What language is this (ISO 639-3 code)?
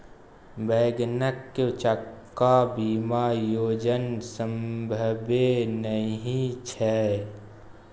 mai